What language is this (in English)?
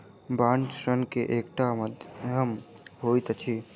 Maithili